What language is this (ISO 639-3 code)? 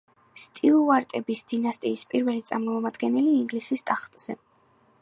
kat